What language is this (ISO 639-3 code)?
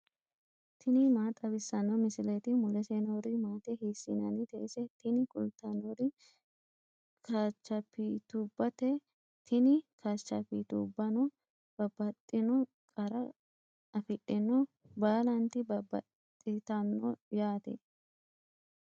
sid